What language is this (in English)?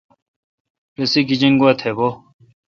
Kalkoti